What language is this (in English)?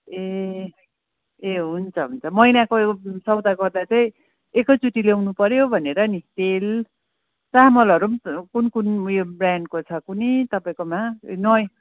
Nepali